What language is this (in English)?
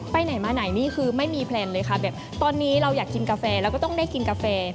Thai